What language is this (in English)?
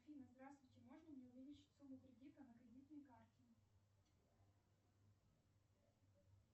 Russian